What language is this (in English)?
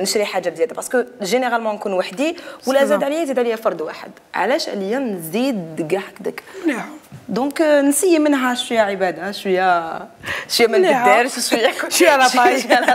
Arabic